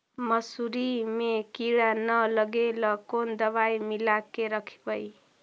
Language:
Magahi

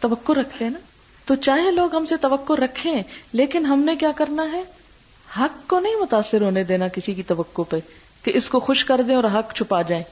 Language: Urdu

